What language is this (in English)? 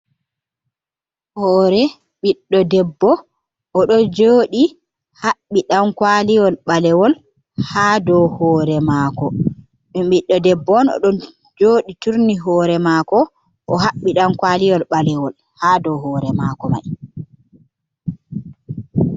Fula